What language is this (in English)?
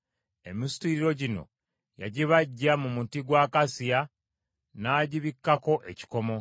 Ganda